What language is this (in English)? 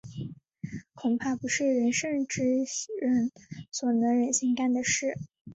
Chinese